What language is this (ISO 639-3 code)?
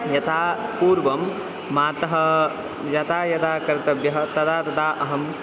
san